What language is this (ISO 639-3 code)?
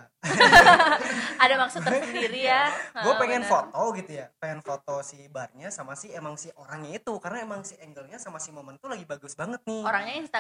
ind